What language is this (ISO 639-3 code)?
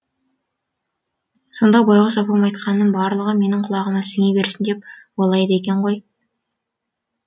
kaz